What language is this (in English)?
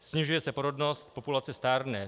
Czech